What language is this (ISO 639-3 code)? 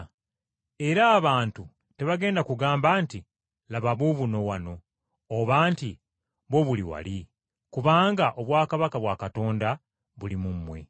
lug